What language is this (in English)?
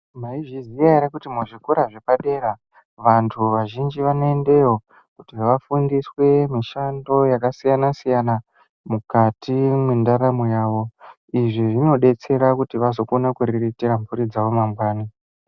Ndau